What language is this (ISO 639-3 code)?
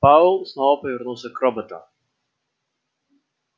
rus